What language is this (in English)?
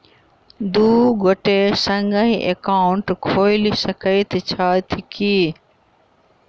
Maithili